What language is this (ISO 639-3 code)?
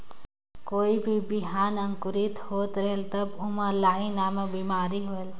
hne